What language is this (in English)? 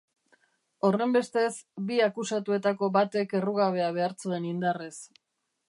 Basque